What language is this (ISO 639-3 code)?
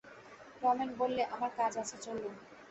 ben